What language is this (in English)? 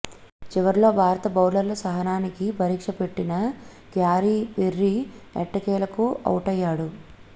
Telugu